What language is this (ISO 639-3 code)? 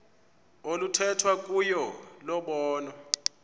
xho